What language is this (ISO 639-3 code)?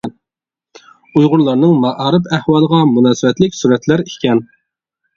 uig